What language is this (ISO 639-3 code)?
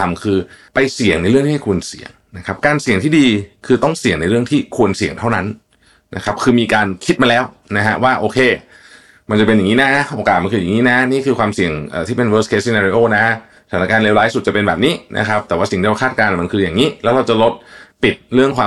tha